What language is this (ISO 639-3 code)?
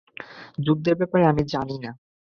ben